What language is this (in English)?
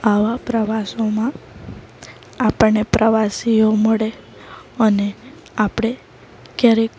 Gujarati